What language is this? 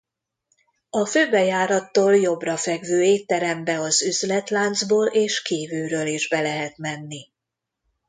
Hungarian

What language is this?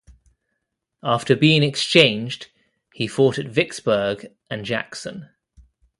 English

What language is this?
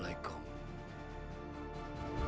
Indonesian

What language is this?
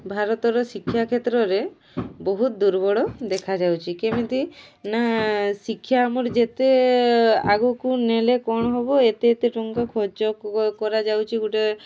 Odia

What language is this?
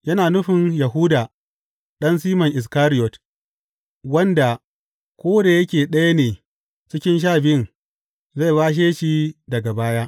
Hausa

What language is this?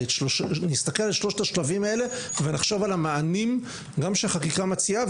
Hebrew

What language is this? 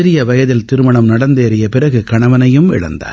Tamil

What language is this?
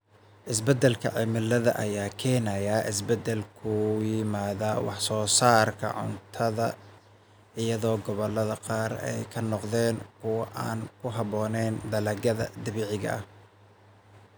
Somali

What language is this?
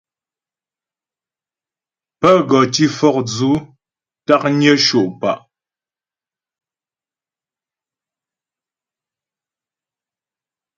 Ghomala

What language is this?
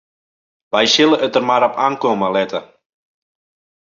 Western Frisian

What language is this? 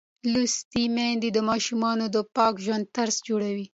Pashto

